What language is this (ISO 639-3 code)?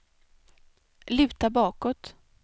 swe